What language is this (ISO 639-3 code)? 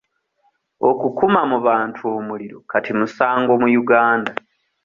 lug